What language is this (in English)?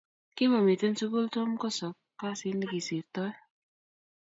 Kalenjin